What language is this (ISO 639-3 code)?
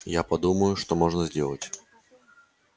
rus